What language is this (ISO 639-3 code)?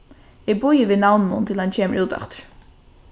fao